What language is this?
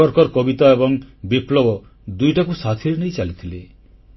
Odia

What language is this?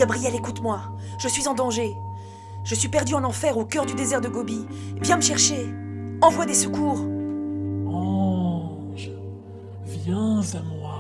French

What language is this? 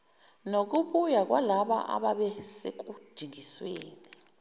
Zulu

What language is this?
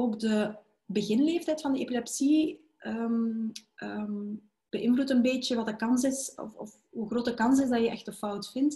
Dutch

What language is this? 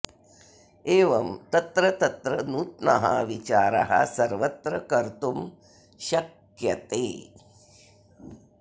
Sanskrit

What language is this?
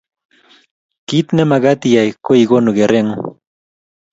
Kalenjin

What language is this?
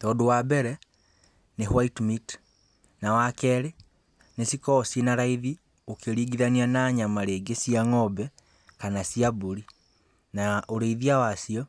Kikuyu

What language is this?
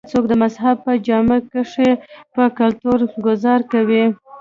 Pashto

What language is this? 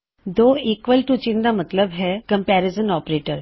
Punjabi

